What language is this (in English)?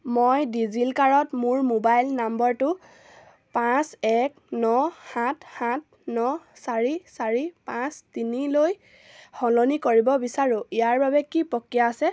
Assamese